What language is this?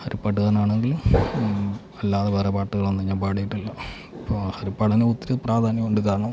Malayalam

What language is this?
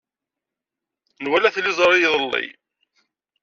Kabyle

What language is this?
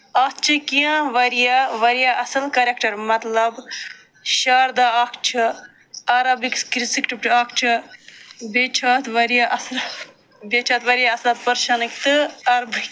Kashmiri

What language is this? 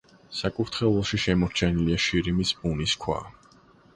Georgian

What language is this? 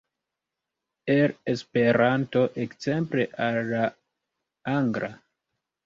Esperanto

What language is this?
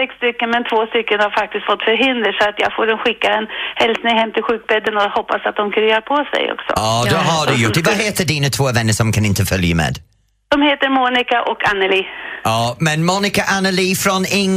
Swedish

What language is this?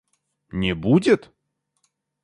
Russian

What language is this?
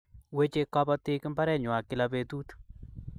Kalenjin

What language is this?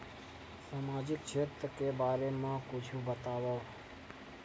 Chhattisgarhi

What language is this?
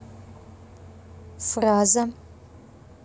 Russian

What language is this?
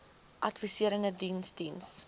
Afrikaans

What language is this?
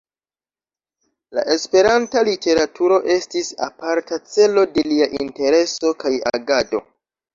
Esperanto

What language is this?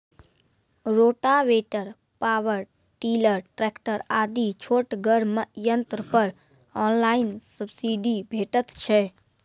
Maithili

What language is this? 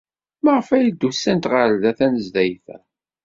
Kabyle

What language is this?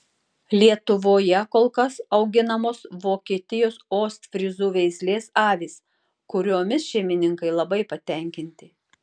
Lithuanian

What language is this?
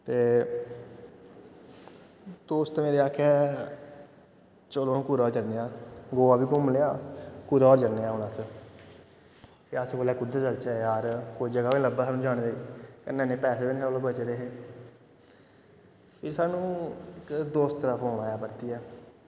Dogri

